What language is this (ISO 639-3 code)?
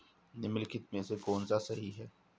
hin